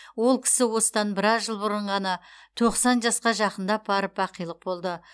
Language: Kazakh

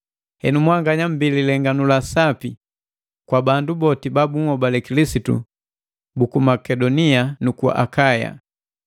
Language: Matengo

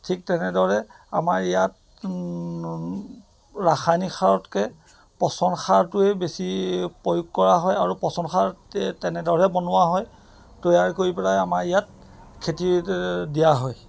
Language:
Assamese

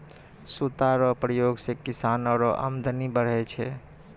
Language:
Maithili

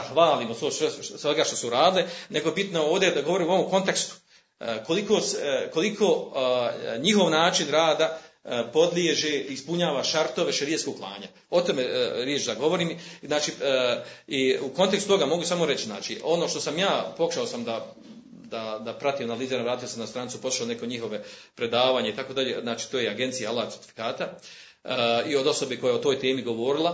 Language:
Croatian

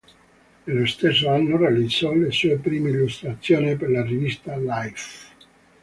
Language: Italian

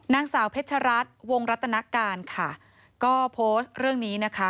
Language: Thai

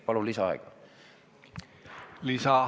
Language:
Estonian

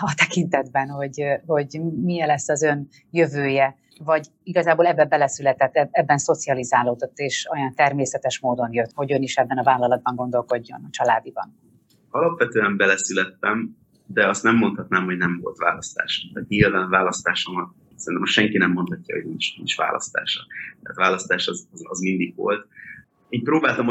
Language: Hungarian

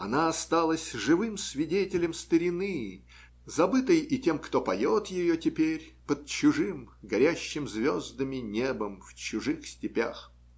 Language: Russian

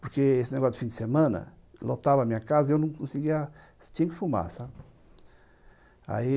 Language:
Portuguese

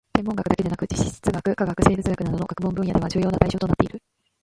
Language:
Japanese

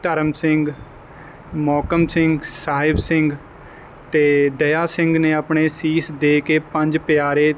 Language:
Punjabi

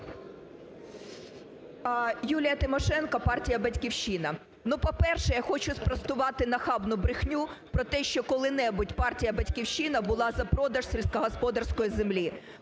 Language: Ukrainian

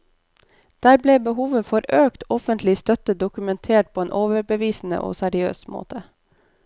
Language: Norwegian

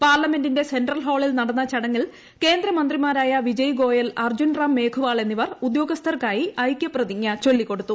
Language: Malayalam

